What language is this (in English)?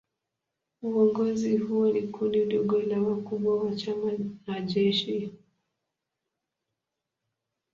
Swahili